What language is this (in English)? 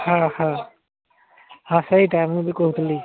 Odia